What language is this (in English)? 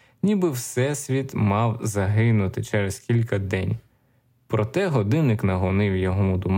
Ukrainian